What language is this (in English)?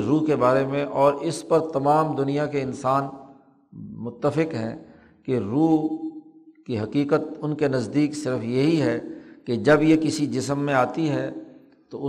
Urdu